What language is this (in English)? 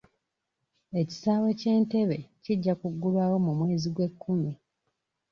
Ganda